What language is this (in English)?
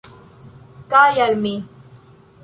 Esperanto